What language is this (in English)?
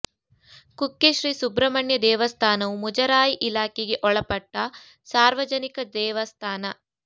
Kannada